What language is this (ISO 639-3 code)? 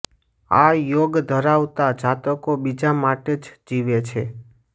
guj